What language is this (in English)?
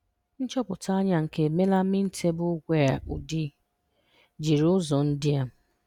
Igbo